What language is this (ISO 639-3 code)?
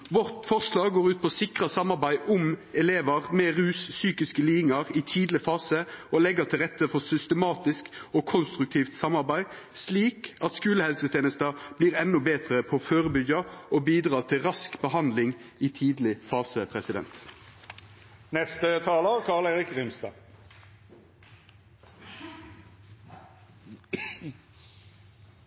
nno